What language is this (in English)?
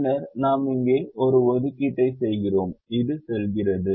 Tamil